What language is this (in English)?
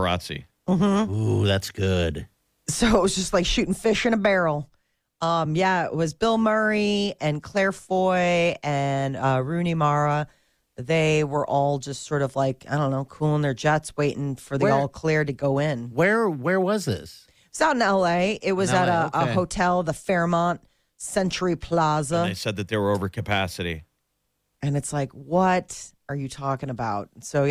English